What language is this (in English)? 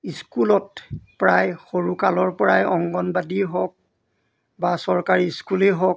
Assamese